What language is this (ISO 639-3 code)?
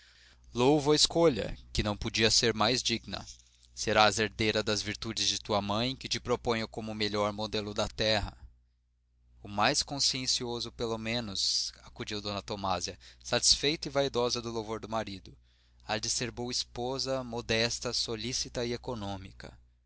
por